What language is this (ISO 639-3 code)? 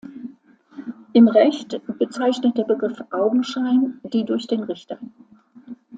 deu